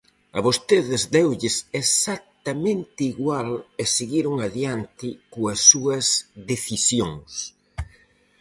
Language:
Galician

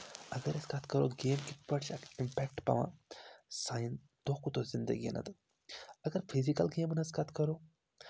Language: Kashmiri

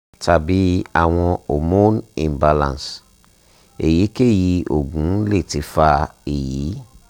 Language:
Yoruba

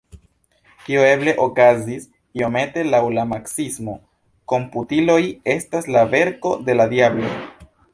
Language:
Esperanto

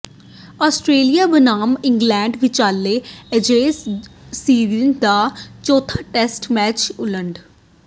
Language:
Punjabi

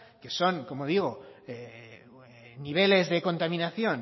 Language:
Spanish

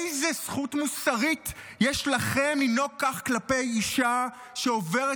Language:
Hebrew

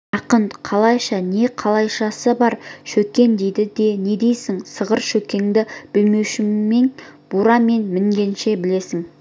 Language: Kazakh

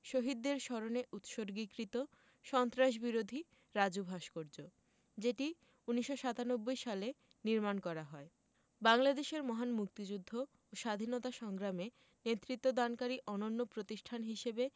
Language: Bangla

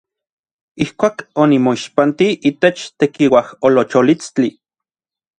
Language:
Orizaba Nahuatl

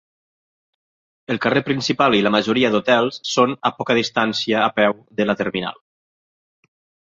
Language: Catalan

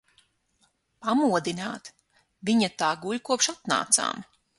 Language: Latvian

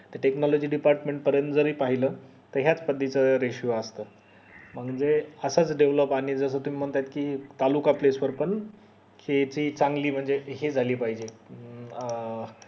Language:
Marathi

